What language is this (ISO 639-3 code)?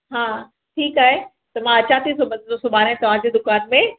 snd